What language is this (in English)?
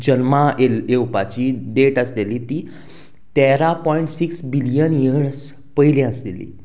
Konkani